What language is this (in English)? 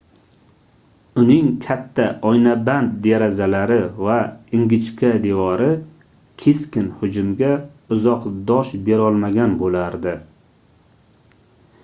Uzbek